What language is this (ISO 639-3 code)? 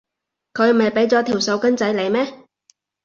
yue